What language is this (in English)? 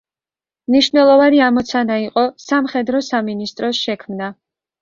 Georgian